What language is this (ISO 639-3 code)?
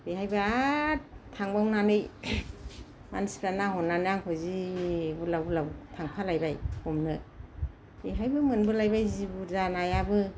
brx